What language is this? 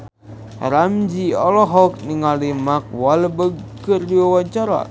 Sundanese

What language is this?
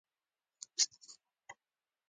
Pashto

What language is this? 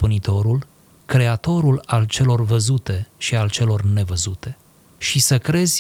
Romanian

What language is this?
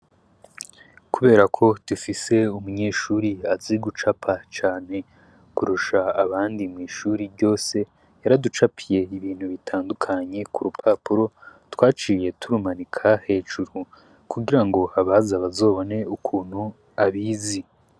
Rundi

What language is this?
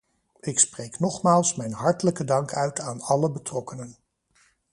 Dutch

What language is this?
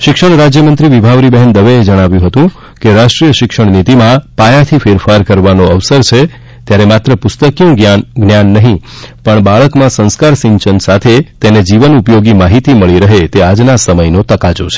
Gujarati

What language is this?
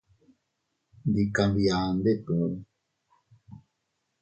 Teutila Cuicatec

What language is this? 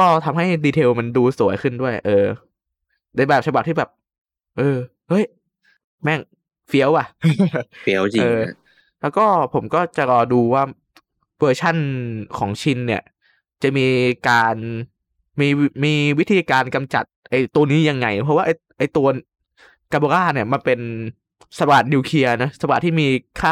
Thai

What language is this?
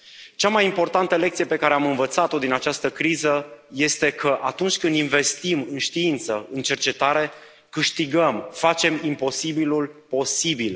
Romanian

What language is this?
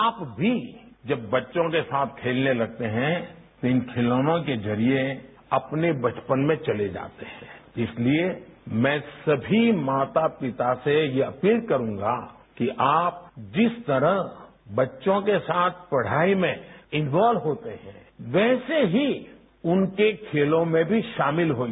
Hindi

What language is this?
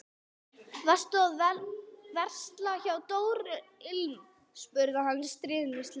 Icelandic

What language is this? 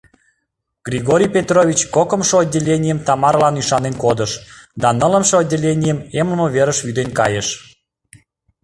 Mari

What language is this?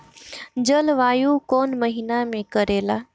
Bhojpuri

